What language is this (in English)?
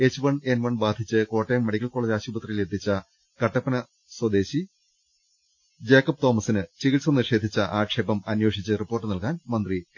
Malayalam